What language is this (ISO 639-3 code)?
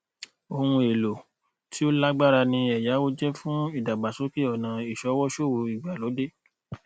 yor